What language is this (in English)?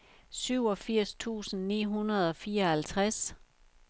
Danish